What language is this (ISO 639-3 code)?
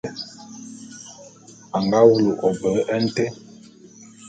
bum